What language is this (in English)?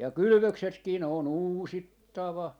Finnish